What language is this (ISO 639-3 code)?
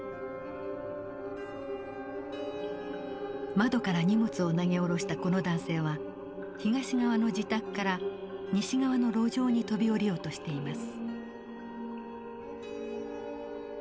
jpn